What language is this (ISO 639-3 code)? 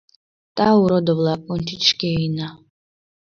chm